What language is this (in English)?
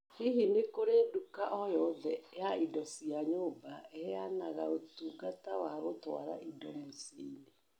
Kikuyu